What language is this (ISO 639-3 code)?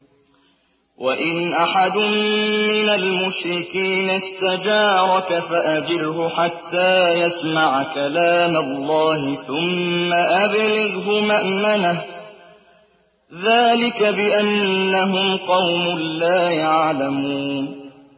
ara